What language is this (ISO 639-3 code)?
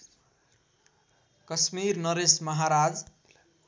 nep